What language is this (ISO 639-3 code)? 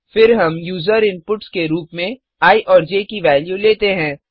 hin